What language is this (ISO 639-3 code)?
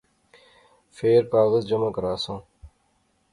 phr